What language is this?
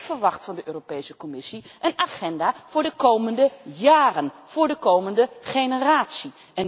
Dutch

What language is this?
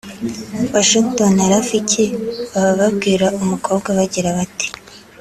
Kinyarwanda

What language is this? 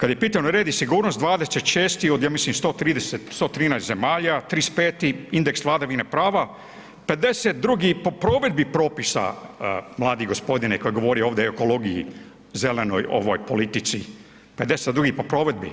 Croatian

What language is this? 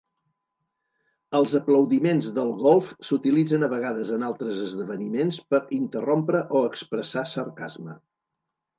Catalan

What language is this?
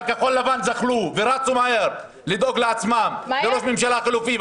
Hebrew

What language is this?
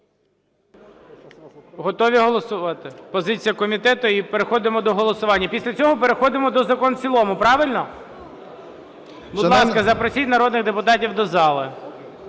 Ukrainian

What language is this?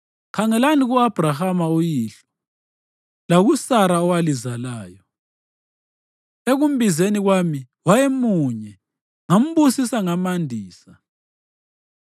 North Ndebele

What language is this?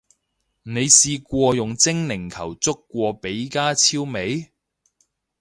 Cantonese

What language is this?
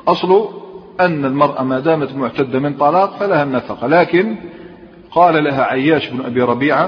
Arabic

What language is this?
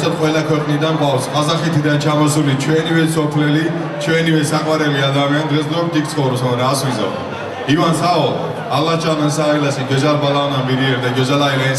Turkish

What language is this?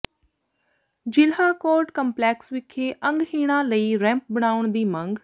Punjabi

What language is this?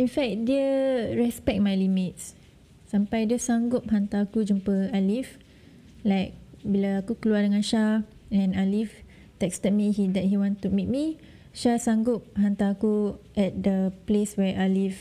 Malay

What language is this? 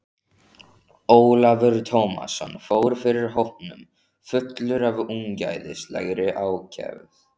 Icelandic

